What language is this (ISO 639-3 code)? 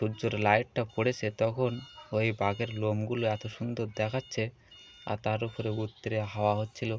ben